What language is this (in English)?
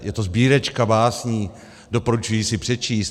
Czech